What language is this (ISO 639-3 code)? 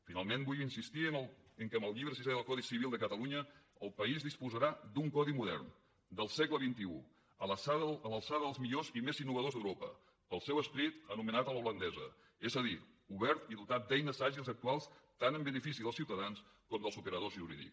cat